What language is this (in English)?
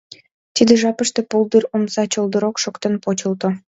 Mari